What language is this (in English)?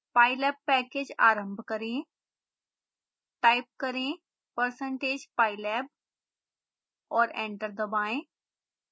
Hindi